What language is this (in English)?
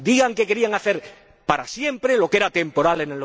Spanish